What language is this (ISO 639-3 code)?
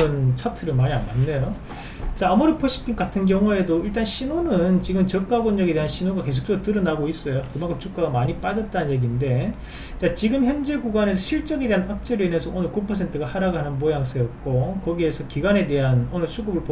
kor